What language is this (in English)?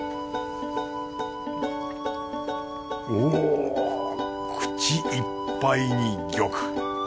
Japanese